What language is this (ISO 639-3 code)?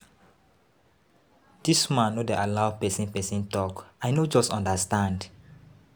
pcm